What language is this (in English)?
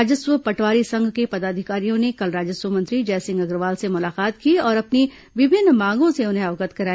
Hindi